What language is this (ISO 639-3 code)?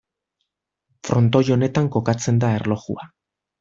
eus